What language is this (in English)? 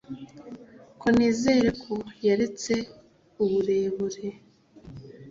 Kinyarwanda